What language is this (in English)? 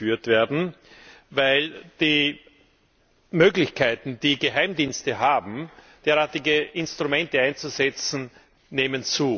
German